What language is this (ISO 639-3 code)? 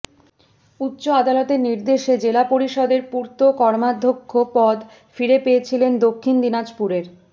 ben